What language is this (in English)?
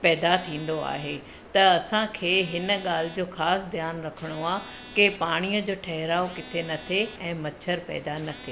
Sindhi